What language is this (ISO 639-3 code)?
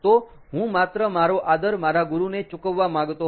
guj